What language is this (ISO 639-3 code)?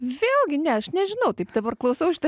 lit